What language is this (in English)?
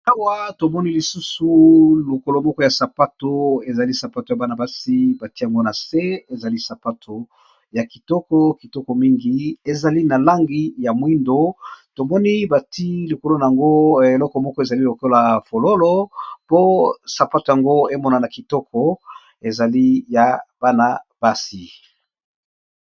Lingala